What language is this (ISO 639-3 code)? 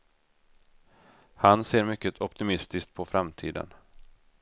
swe